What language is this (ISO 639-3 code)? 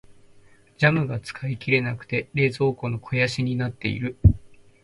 jpn